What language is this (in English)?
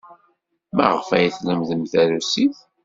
Kabyle